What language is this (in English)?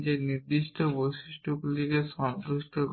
Bangla